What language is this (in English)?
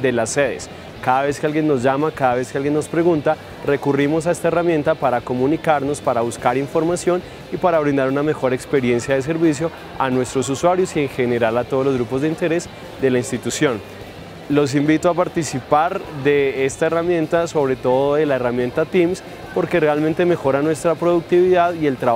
Spanish